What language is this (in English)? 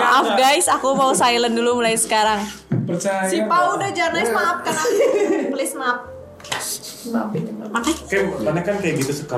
Indonesian